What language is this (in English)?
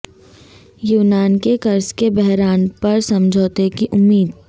Urdu